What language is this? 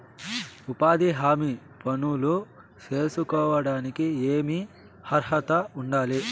Telugu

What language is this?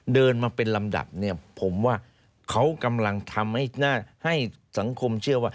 Thai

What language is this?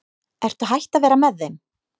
Icelandic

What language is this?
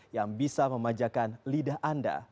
Indonesian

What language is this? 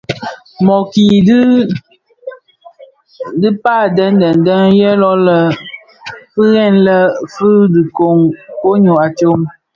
Bafia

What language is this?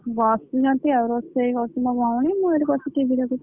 Odia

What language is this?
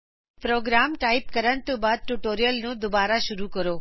Punjabi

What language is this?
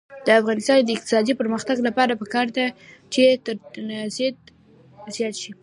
Pashto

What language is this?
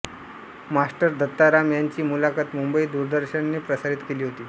Marathi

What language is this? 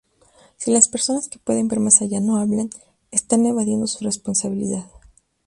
Spanish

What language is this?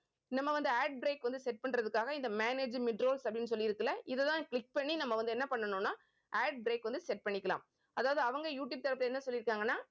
Tamil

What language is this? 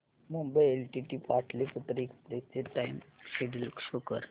Marathi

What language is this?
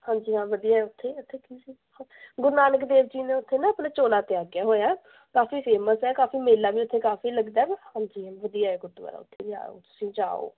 Punjabi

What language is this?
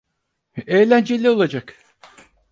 Turkish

